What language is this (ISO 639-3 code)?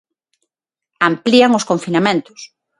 glg